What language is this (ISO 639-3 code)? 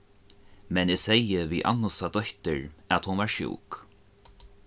fao